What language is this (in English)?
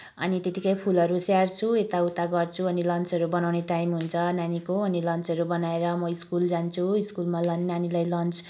Nepali